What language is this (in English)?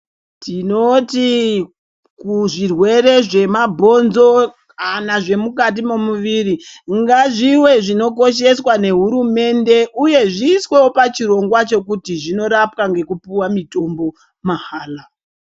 Ndau